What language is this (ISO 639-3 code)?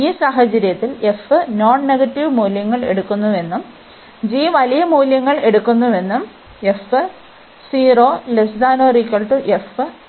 mal